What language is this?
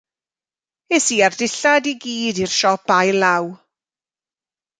Welsh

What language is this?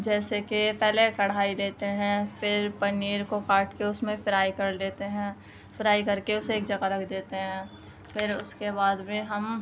Urdu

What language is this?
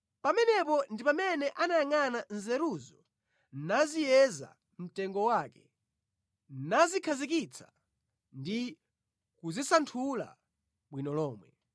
Nyanja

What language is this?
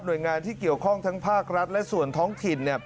Thai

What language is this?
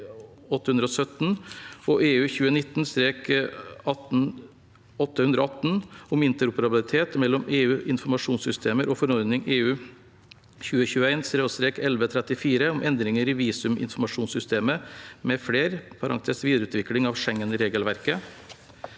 Norwegian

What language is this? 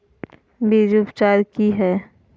Magahi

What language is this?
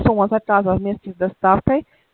Russian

